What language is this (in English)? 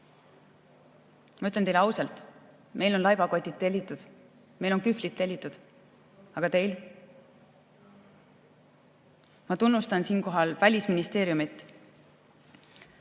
Estonian